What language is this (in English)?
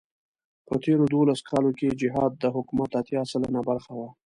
Pashto